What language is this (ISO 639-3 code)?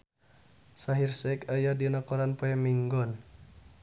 sun